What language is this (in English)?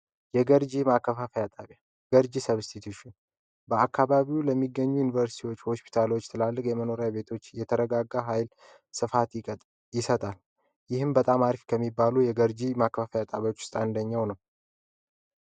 Amharic